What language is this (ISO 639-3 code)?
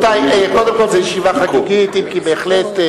heb